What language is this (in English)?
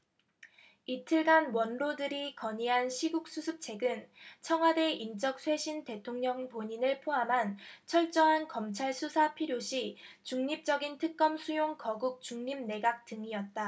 Korean